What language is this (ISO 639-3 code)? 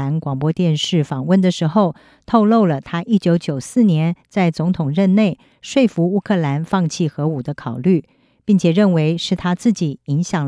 zho